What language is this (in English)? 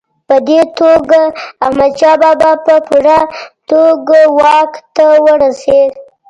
Pashto